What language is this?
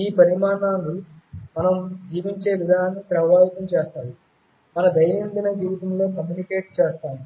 Telugu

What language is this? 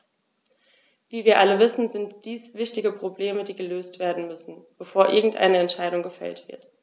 German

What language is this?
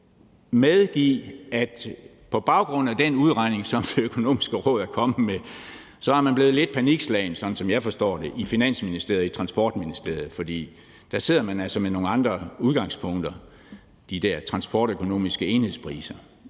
Danish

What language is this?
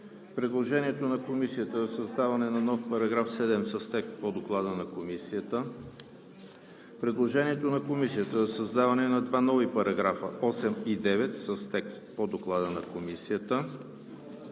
Bulgarian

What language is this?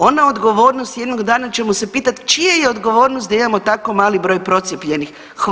Croatian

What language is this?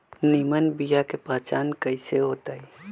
Magahi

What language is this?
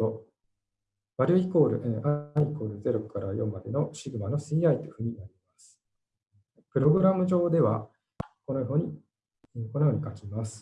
Japanese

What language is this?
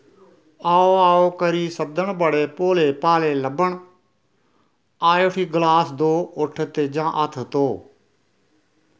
Dogri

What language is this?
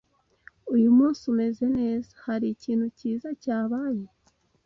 Kinyarwanda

